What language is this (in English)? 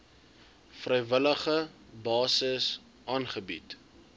Afrikaans